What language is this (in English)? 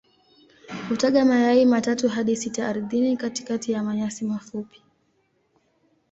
Swahili